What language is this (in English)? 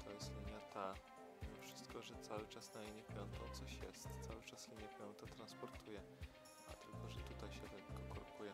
Polish